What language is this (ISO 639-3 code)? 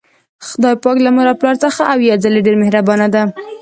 pus